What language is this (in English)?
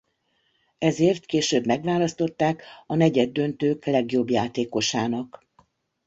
Hungarian